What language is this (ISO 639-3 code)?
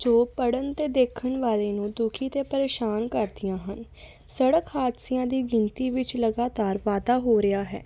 pan